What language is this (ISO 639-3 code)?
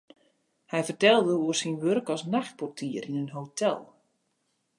fry